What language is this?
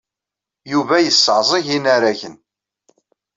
Kabyle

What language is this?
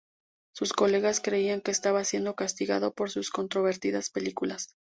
Spanish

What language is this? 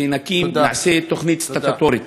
Hebrew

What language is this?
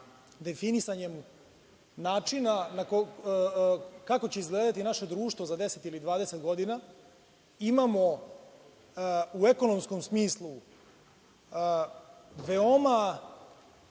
Serbian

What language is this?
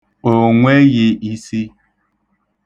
Igbo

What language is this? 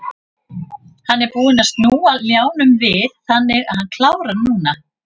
Icelandic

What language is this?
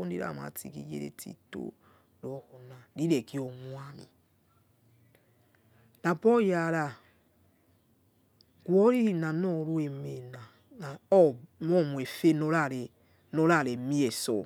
Yekhee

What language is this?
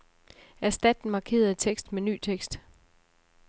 Danish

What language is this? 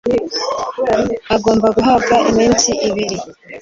Kinyarwanda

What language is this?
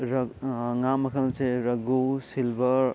Manipuri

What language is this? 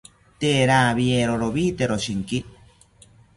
South Ucayali Ashéninka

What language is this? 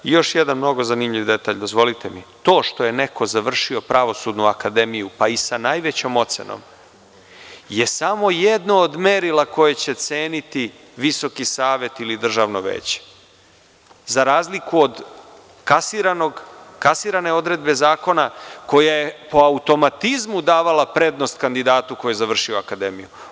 Serbian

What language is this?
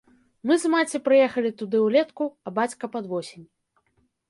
Belarusian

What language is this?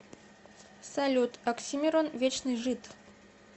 Russian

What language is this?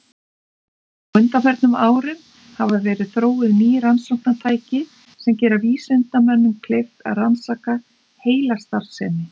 Icelandic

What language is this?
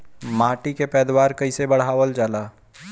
Bhojpuri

